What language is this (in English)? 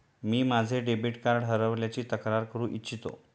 Marathi